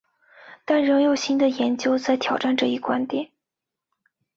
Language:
Chinese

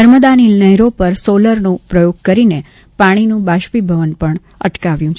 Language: Gujarati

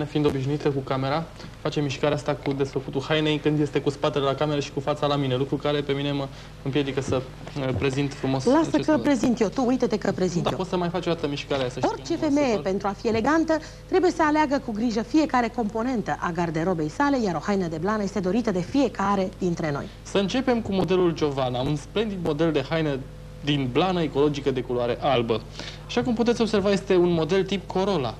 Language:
Romanian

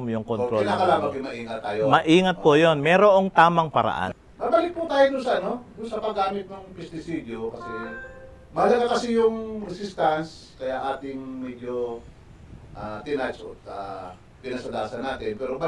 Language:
Filipino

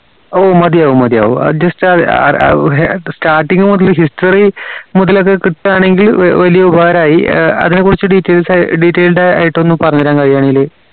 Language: Malayalam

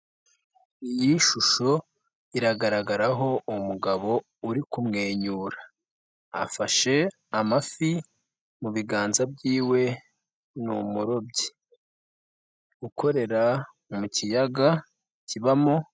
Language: Kinyarwanda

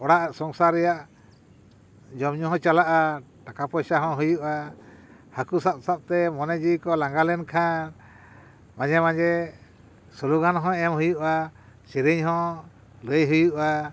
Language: Santali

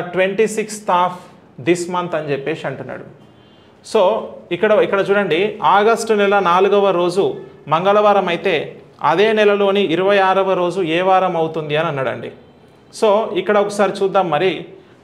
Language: Telugu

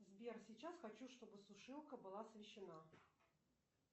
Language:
Russian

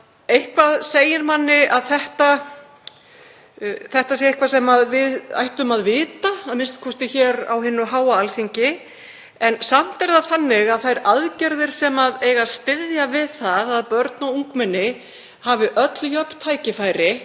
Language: Icelandic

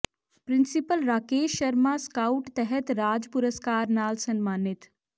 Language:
Punjabi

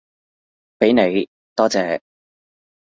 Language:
Cantonese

